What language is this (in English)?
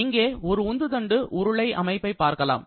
Tamil